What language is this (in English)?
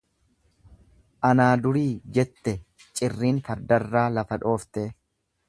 Oromo